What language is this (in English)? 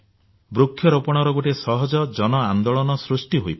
Odia